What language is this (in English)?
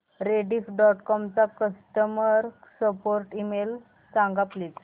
Marathi